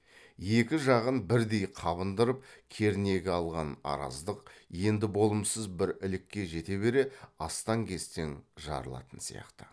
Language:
Kazakh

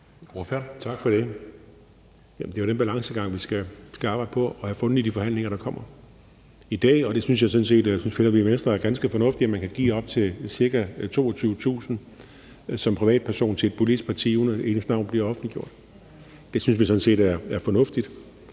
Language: Danish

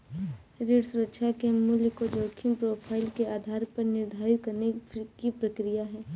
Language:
Hindi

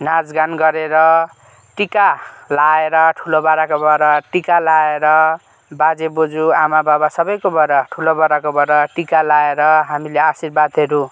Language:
Nepali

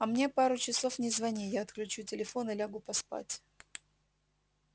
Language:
Russian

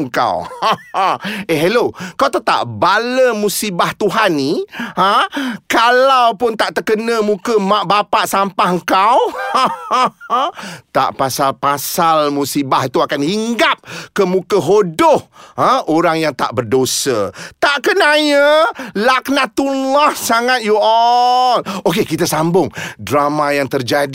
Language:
Malay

